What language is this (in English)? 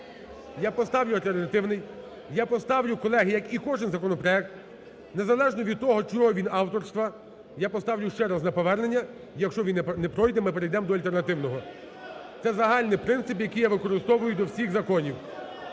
Ukrainian